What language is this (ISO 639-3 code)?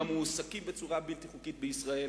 heb